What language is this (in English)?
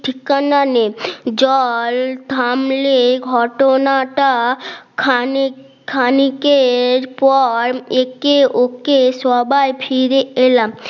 Bangla